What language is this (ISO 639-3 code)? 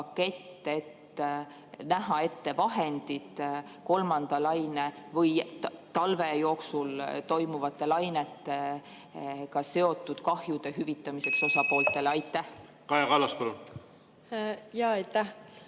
est